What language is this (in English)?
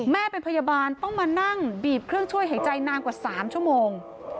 Thai